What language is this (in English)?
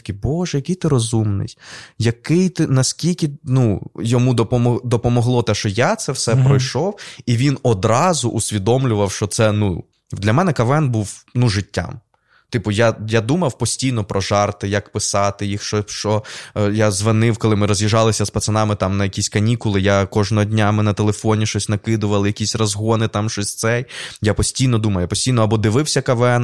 Ukrainian